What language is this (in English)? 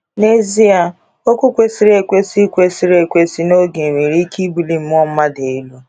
Igbo